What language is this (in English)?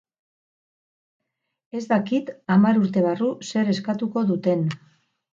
Basque